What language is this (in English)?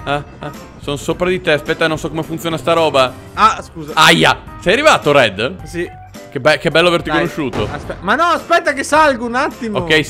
Italian